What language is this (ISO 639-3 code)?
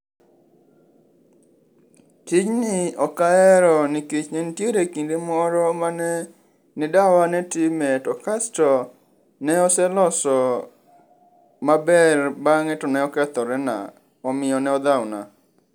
luo